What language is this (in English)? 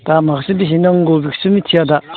Bodo